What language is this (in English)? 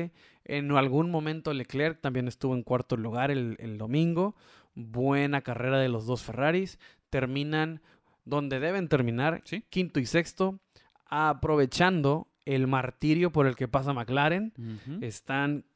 Spanish